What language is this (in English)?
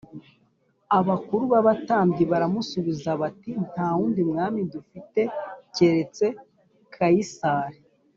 Kinyarwanda